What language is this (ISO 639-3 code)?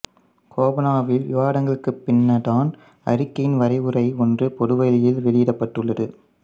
tam